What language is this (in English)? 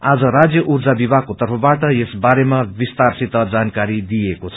Nepali